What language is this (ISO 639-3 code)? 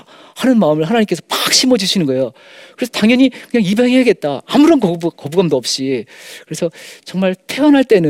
kor